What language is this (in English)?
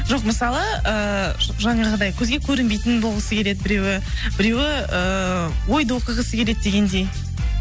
Kazakh